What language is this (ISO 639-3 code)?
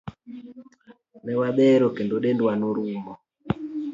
luo